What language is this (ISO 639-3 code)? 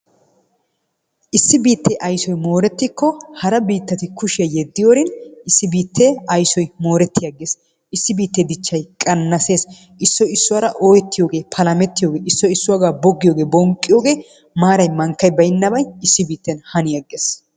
wal